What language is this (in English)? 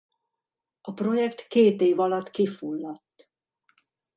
Hungarian